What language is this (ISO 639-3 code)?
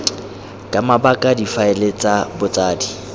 tsn